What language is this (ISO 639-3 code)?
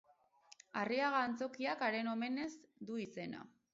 eus